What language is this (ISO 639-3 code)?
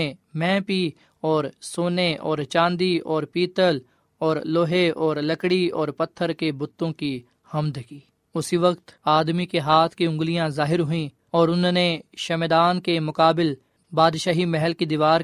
urd